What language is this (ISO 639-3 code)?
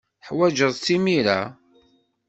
kab